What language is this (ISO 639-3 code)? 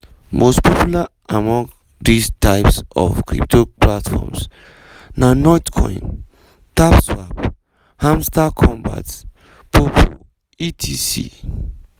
pcm